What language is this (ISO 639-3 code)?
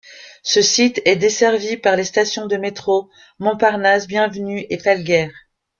fra